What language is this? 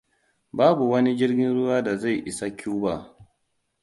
Hausa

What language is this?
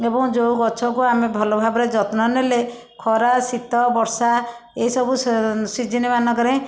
Odia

